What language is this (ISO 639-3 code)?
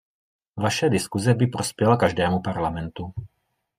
ces